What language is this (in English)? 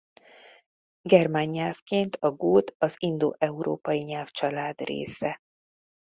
Hungarian